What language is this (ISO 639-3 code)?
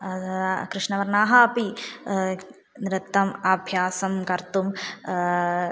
san